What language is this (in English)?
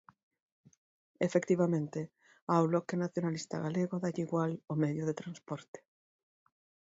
Galician